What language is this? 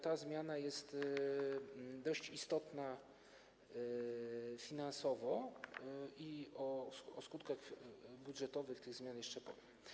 Polish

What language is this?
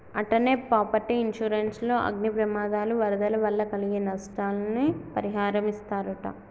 Telugu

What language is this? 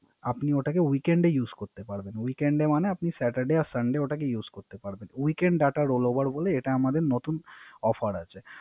Bangla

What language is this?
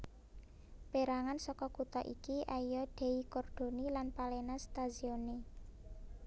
Javanese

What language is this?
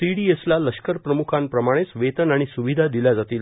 Marathi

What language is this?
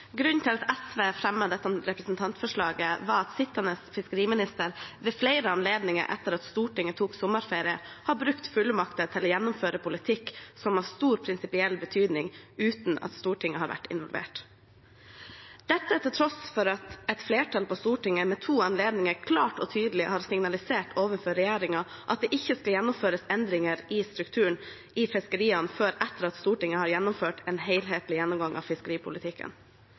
Norwegian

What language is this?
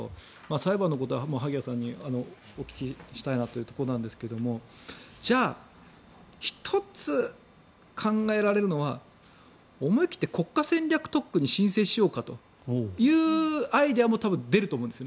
Japanese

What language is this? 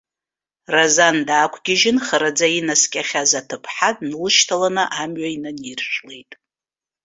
Abkhazian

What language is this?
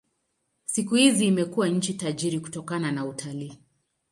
Swahili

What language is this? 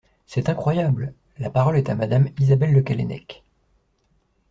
French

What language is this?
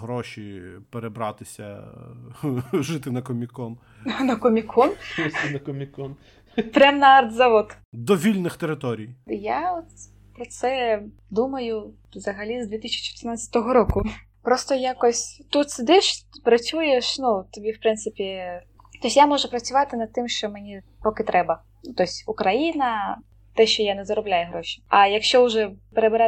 Ukrainian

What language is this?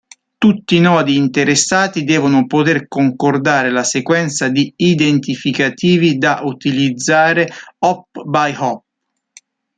Italian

